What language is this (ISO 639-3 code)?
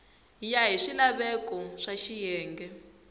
tso